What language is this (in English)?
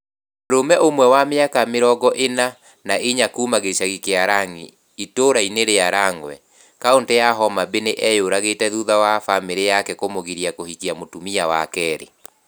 Kikuyu